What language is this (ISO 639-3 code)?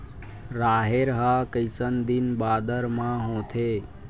hne